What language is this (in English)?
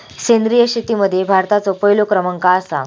Marathi